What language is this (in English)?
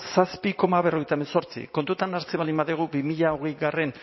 Basque